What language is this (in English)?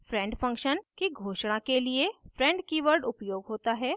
Hindi